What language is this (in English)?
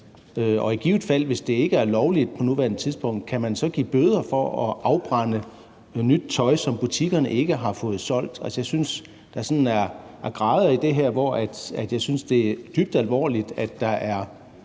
Danish